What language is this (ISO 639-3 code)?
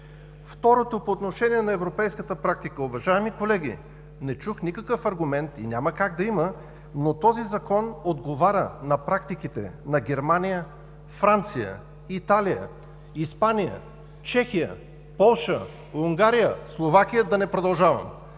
bul